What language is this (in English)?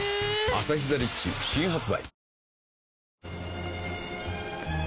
Japanese